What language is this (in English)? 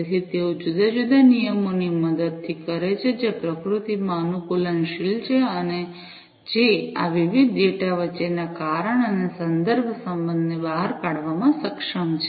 Gujarati